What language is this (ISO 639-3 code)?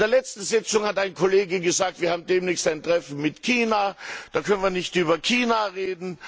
deu